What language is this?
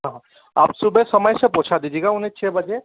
Hindi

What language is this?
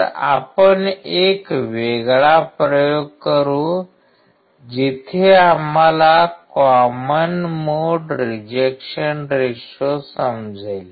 Marathi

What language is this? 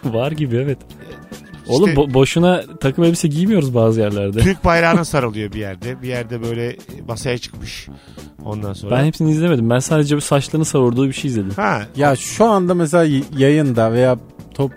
Turkish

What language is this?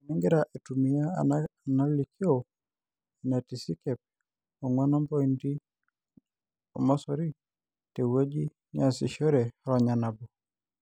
Masai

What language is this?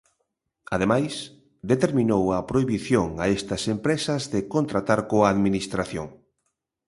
Galician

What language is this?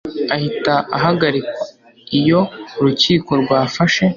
Kinyarwanda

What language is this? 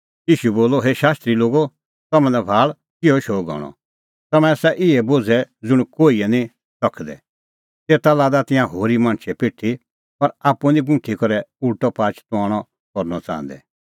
Kullu Pahari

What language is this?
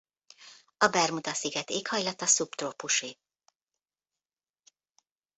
Hungarian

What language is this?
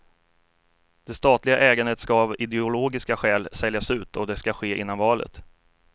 Swedish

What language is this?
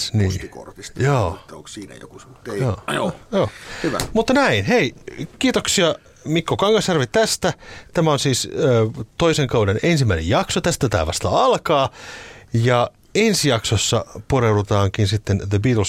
Finnish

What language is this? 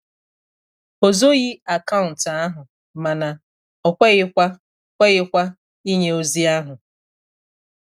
Igbo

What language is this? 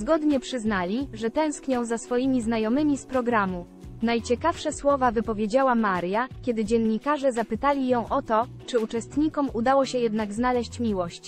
Polish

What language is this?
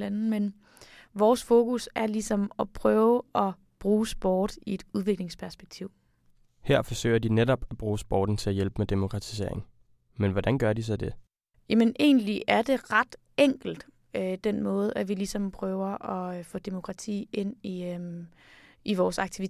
Danish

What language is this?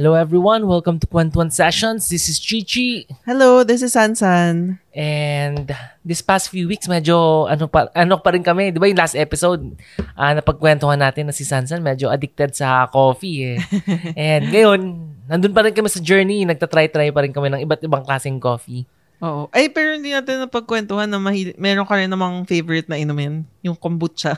Filipino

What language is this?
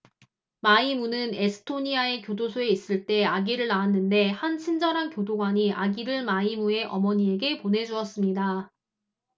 Korean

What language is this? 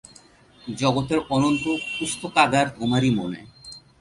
Bangla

